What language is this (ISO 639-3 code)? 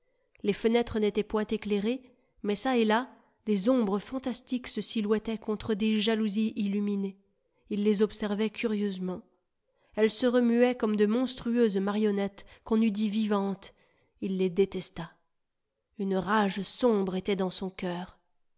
fra